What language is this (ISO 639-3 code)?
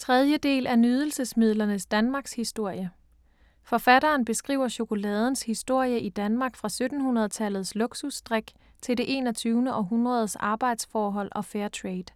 dan